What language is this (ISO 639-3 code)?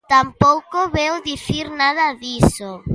glg